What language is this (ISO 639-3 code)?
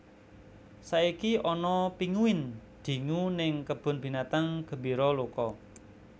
jav